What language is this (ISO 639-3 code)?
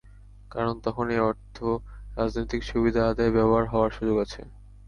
ben